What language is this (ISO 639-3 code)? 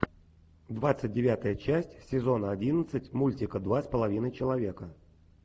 rus